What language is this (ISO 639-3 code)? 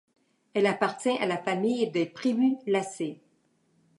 fra